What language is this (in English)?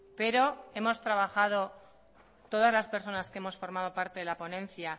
Spanish